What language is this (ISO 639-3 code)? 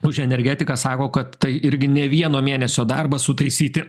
lit